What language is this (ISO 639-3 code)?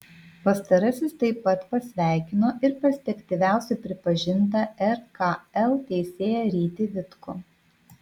lit